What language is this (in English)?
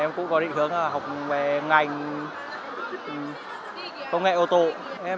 Vietnamese